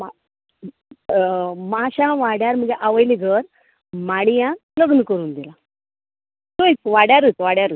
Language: Konkani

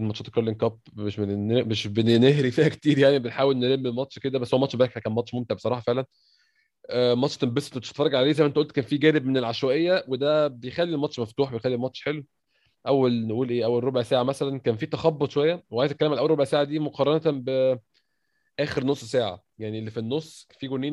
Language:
Arabic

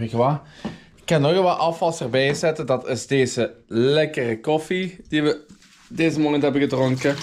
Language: Dutch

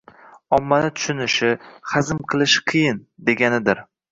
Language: Uzbek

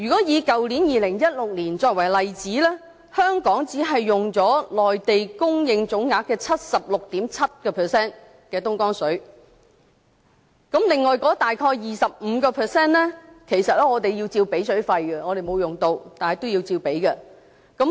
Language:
Cantonese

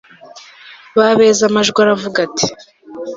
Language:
Kinyarwanda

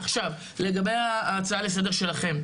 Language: Hebrew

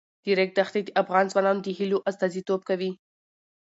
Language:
Pashto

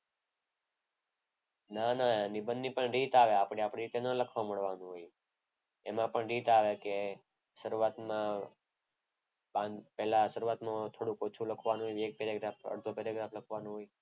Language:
Gujarati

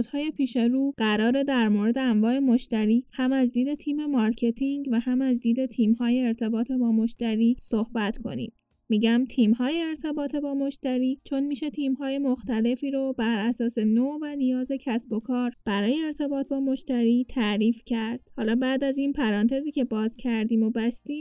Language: Persian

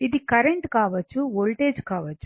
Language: Telugu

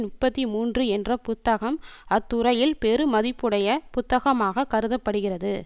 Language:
Tamil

